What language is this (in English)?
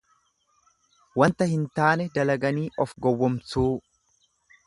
Oromo